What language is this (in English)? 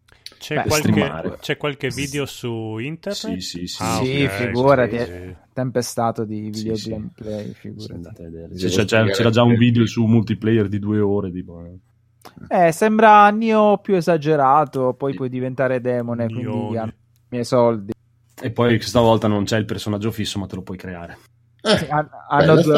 Italian